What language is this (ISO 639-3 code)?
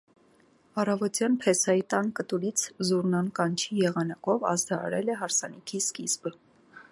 hye